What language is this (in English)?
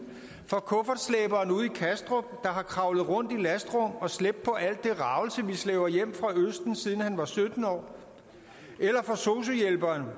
Danish